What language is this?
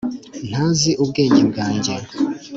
Kinyarwanda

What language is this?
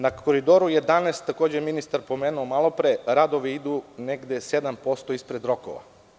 Serbian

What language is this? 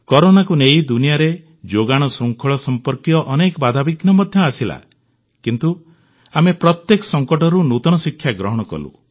Odia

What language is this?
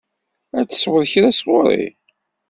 Kabyle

